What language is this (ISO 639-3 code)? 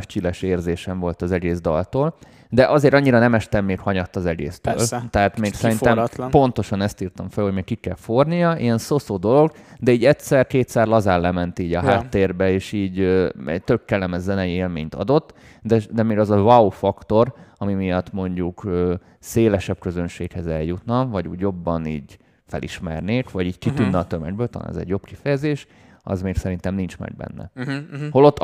hun